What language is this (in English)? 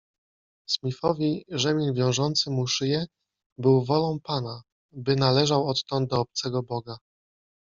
Polish